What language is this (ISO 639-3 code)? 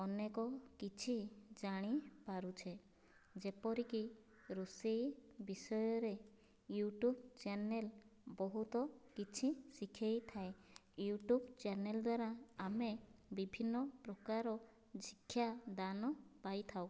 ori